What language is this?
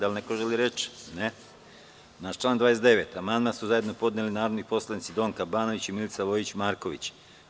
Serbian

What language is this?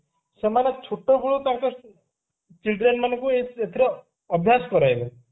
Odia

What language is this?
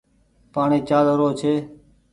Goaria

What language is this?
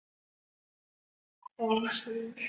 Chinese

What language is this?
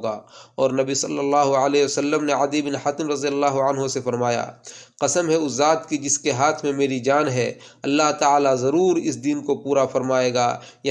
Urdu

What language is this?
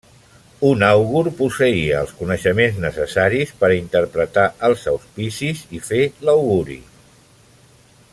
Catalan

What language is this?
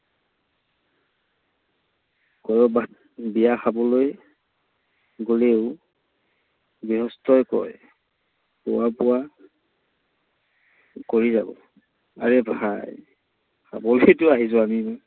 Assamese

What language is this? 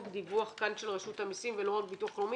Hebrew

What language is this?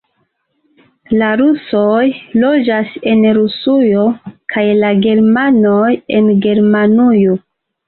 Esperanto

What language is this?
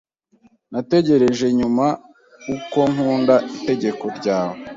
Kinyarwanda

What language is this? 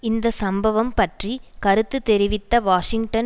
Tamil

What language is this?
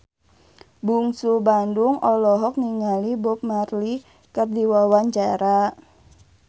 Sundanese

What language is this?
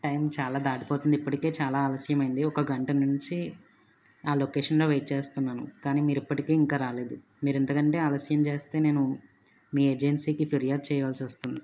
Telugu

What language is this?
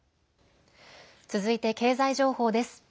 Japanese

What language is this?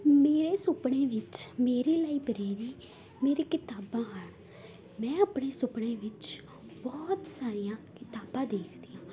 Punjabi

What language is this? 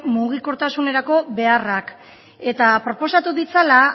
Basque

